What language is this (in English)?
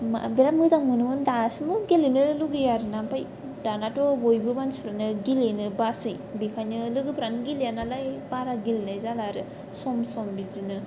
Bodo